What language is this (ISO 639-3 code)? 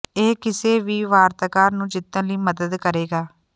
pan